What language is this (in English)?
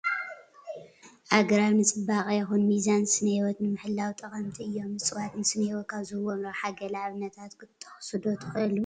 Tigrinya